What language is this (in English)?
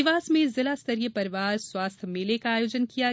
Hindi